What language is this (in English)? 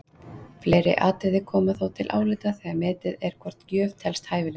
Icelandic